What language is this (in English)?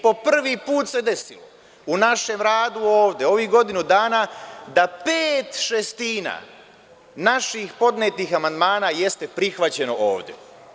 Serbian